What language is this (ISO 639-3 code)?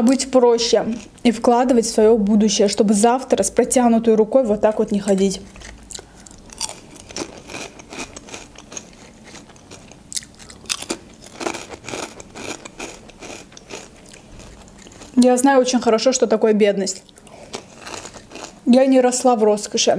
rus